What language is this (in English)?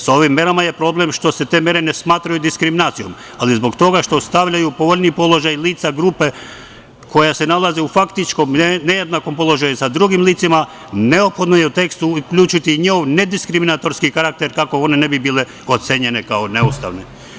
Serbian